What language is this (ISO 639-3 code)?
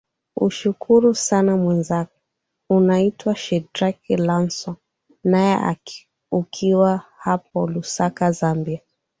swa